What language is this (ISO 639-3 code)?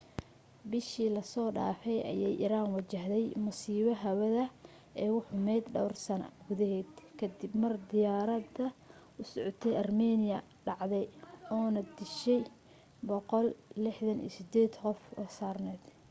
som